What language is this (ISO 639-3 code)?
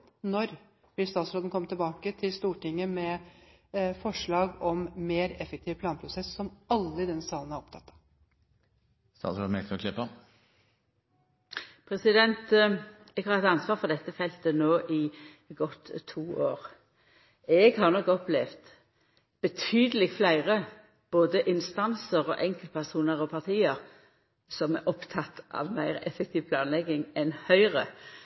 nor